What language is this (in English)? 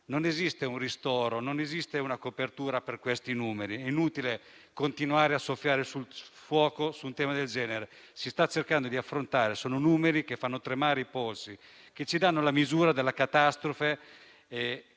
Italian